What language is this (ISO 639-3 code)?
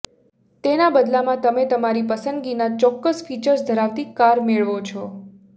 guj